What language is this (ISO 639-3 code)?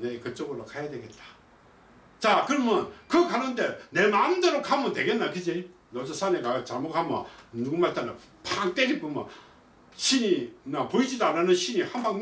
kor